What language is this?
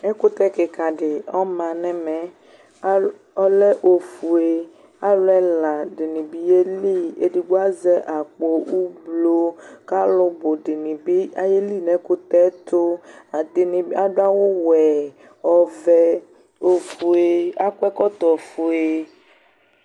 Ikposo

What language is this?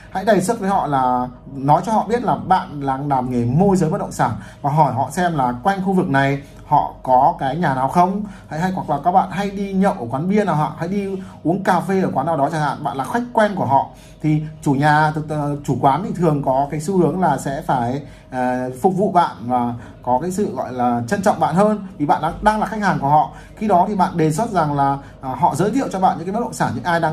Vietnamese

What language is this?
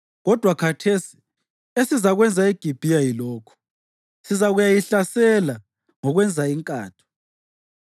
North Ndebele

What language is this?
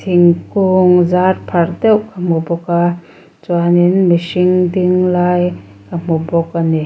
Mizo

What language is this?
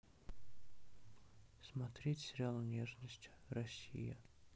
Russian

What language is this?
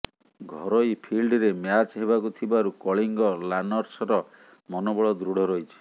Odia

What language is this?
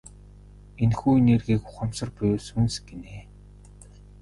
Mongolian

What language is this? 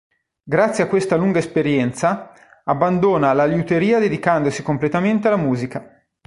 Italian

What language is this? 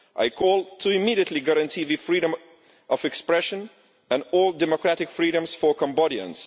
English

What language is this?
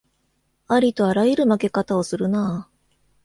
Japanese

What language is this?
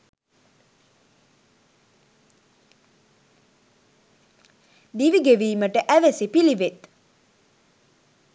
Sinhala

